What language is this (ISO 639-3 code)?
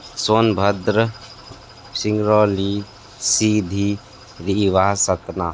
hin